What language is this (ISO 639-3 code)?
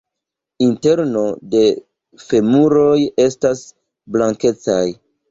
epo